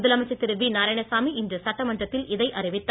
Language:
Tamil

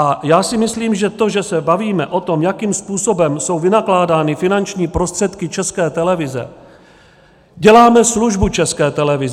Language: Czech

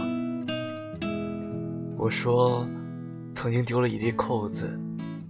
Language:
Chinese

